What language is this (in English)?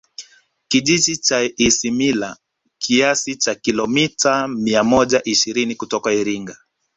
Swahili